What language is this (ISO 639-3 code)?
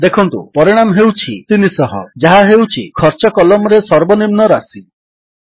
ori